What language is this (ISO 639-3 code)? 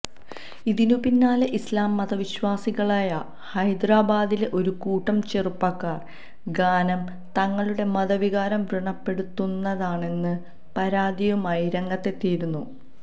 mal